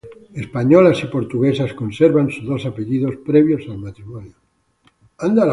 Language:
Spanish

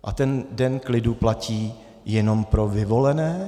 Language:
Czech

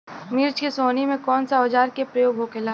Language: Bhojpuri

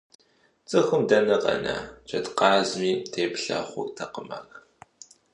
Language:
Kabardian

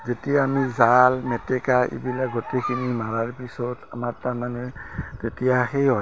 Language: Assamese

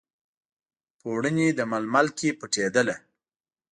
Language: Pashto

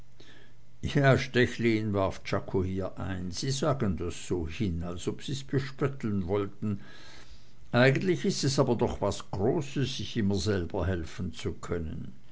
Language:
German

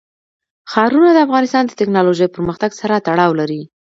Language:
Pashto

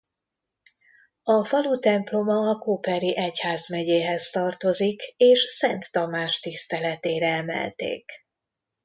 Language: Hungarian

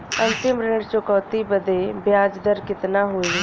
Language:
Bhojpuri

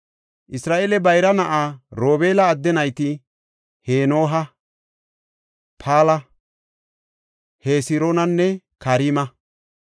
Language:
Gofa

